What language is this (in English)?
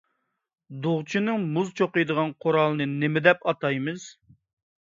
Uyghur